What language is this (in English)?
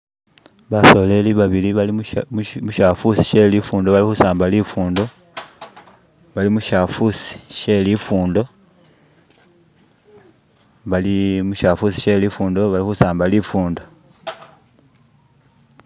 Masaaba